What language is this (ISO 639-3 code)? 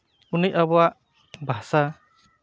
sat